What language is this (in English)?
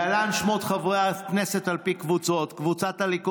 Hebrew